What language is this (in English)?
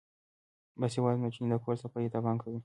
Pashto